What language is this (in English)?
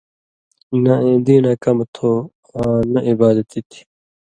Indus Kohistani